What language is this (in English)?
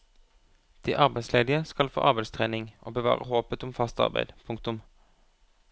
Norwegian